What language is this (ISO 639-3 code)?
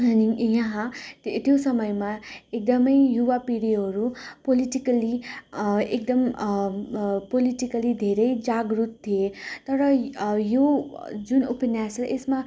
nep